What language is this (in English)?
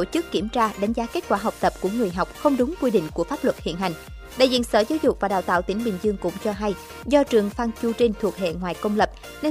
Vietnamese